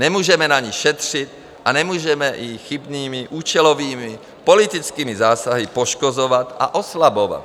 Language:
Czech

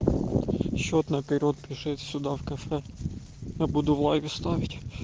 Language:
Russian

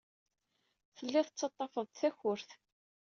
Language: Kabyle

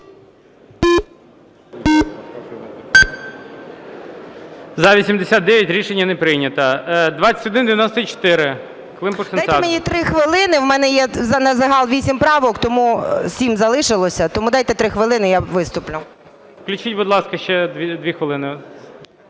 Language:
Ukrainian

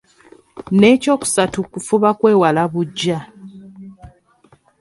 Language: Ganda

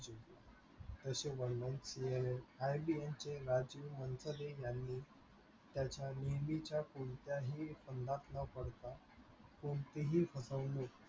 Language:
Marathi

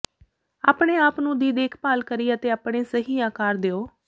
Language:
Punjabi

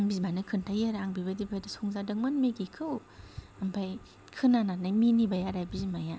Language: Bodo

